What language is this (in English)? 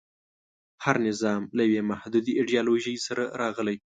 Pashto